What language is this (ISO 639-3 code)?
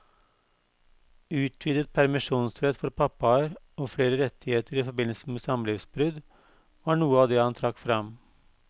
nor